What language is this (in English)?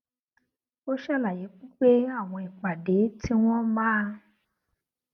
Yoruba